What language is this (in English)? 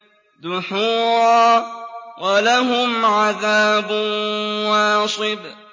Arabic